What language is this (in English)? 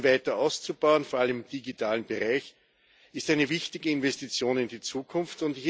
German